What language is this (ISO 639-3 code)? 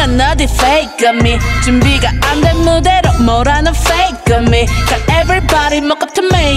kor